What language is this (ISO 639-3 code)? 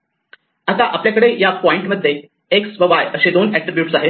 mar